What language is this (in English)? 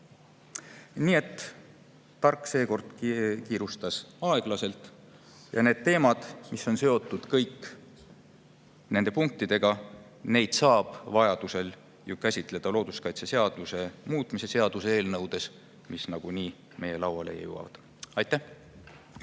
Estonian